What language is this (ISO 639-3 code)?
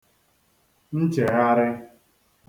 ibo